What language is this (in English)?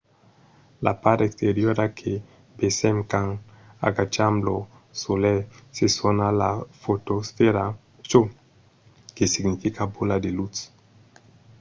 Occitan